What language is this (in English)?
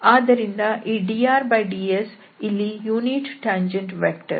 Kannada